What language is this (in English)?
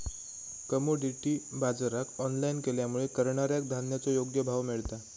Marathi